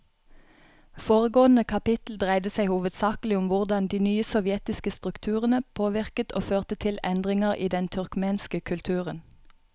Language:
Norwegian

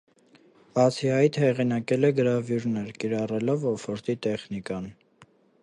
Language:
Armenian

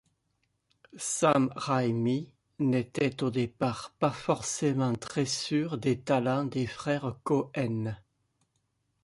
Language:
French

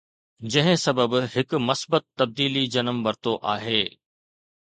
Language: Sindhi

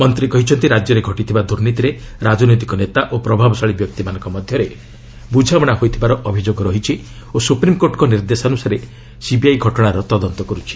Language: Odia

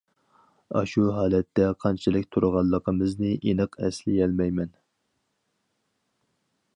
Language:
Uyghur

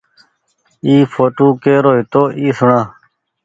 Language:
Goaria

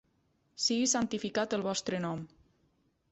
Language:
Catalan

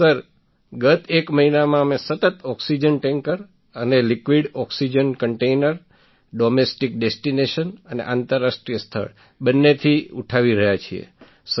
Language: Gujarati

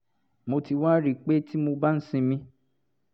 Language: Yoruba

